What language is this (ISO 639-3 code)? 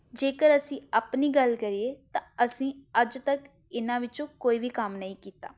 pan